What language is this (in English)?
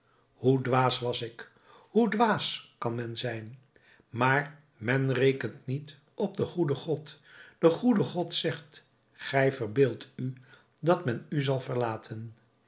Dutch